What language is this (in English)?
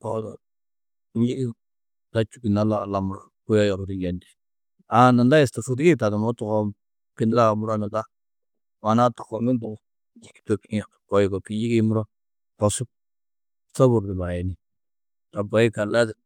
Tedaga